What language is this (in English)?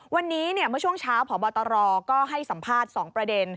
Thai